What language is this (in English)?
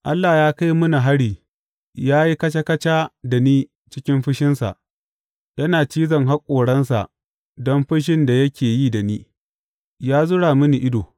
Hausa